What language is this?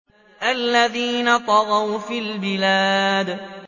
Arabic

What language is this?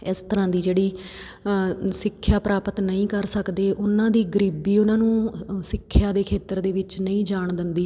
Punjabi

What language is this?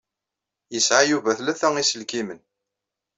Kabyle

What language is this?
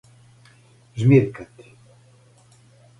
Serbian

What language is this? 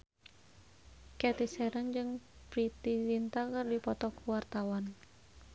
Sundanese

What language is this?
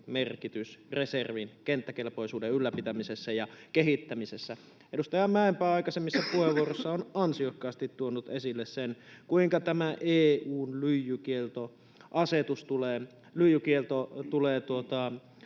Finnish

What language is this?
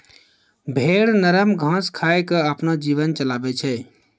Maithili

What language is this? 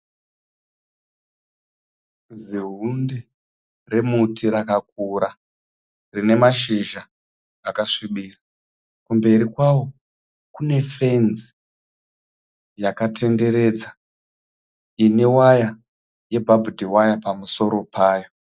Shona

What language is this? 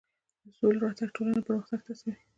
Pashto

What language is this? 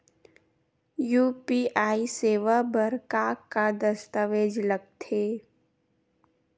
Chhattisgarhi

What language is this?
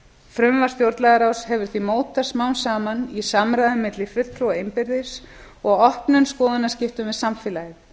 Icelandic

